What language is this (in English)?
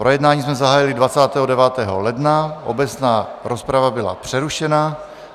Czech